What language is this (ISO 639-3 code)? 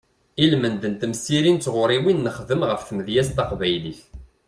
kab